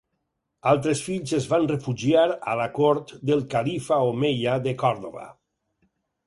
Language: Catalan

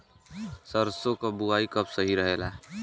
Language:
Bhojpuri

